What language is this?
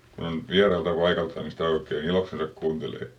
Finnish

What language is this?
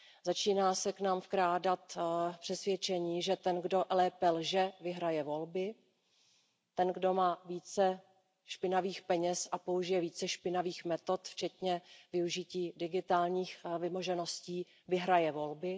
Czech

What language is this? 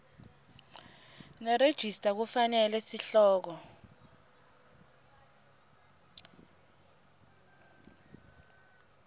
Swati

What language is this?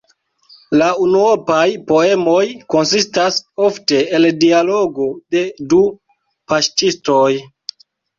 Esperanto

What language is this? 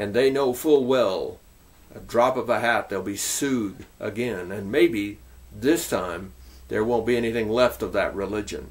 English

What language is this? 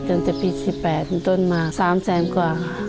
Thai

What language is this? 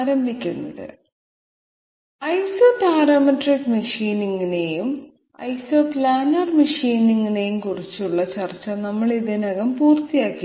Malayalam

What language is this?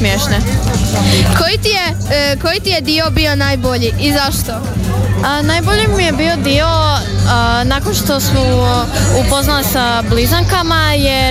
Croatian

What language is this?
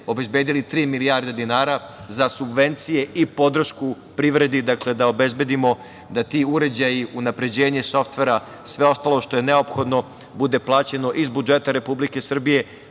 Serbian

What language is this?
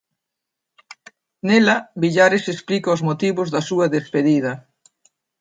Galician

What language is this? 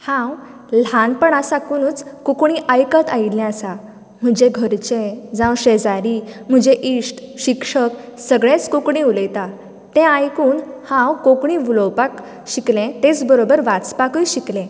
Konkani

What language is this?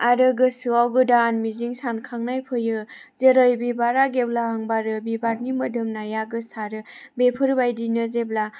Bodo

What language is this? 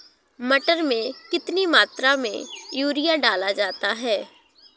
Hindi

